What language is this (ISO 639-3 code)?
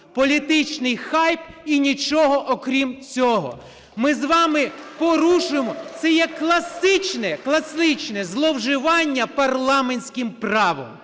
ukr